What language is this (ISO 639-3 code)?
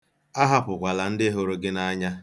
ibo